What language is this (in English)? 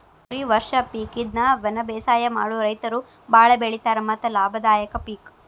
Kannada